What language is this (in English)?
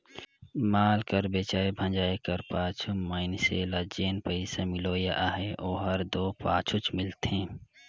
Chhattisgarhi